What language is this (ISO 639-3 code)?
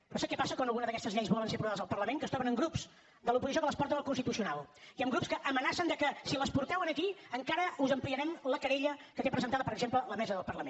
cat